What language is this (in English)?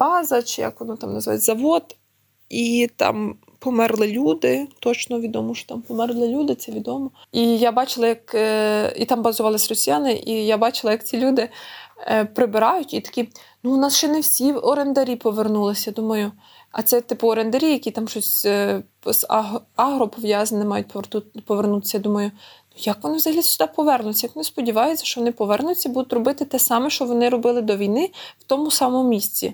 Ukrainian